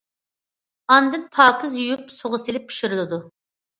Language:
Uyghur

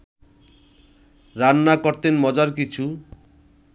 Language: Bangla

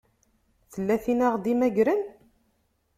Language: Kabyle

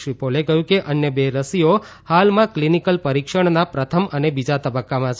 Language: Gujarati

